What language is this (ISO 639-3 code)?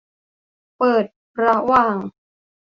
tha